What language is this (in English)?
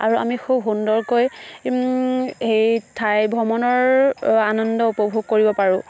Assamese